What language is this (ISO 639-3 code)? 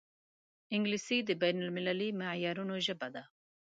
pus